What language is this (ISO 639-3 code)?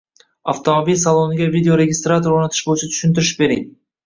uzb